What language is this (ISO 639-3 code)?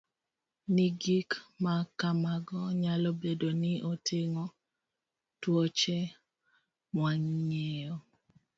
luo